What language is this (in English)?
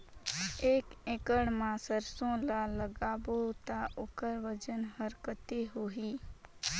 Chhattisgarhi